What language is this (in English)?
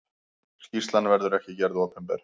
Icelandic